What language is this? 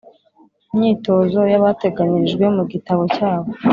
Kinyarwanda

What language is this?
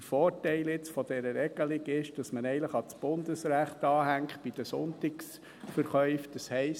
Swiss German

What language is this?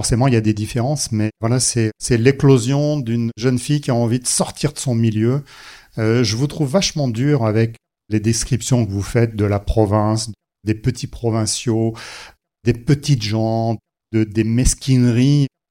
French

